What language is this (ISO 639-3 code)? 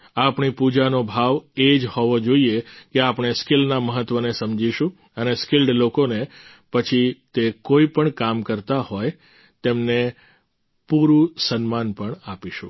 guj